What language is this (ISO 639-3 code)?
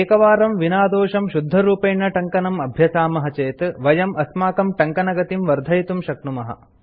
san